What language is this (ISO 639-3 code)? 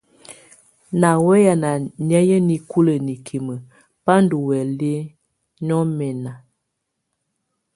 tvu